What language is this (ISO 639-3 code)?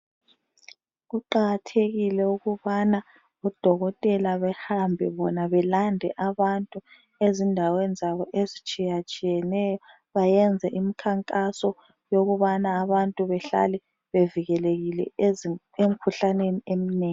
nde